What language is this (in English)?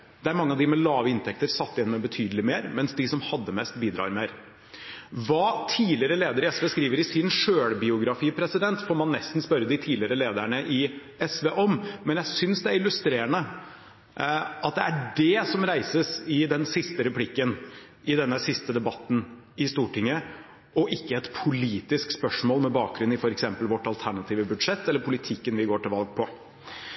Norwegian Bokmål